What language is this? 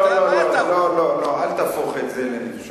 Hebrew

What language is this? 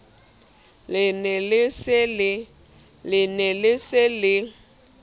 Southern Sotho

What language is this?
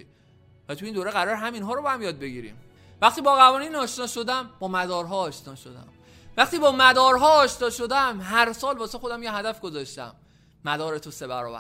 Persian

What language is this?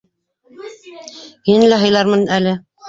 Bashkir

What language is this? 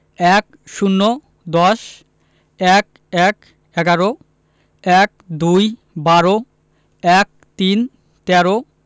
Bangla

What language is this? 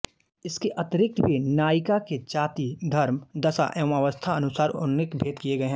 Hindi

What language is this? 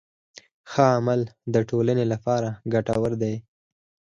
Pashto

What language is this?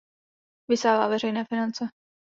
Czech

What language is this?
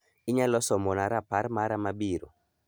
Luo (Kenya and Tanzania)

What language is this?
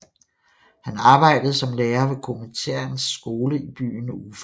Danish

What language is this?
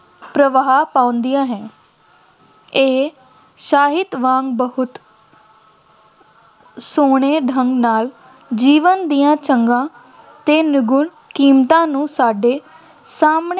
Punjabi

